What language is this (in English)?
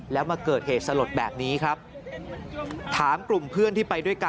Thai